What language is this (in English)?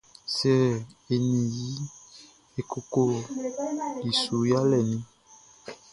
Baoulé